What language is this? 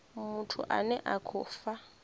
Venda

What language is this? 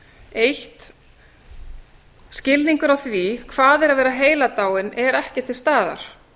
Icelandic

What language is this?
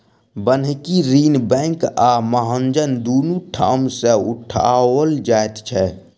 Maithili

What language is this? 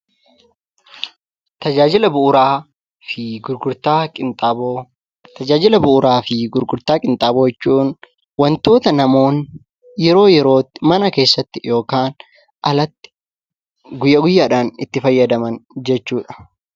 Oromo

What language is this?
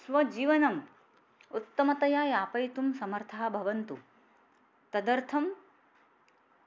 Sanskrit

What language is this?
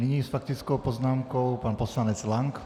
Czech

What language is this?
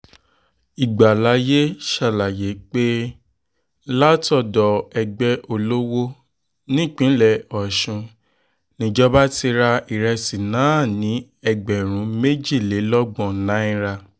Yoruba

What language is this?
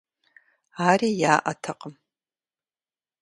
Kabardian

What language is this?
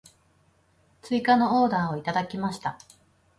Japanese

